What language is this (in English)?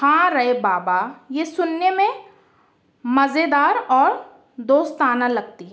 Urdu